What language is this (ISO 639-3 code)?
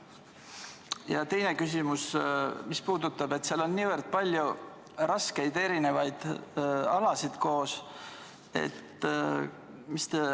est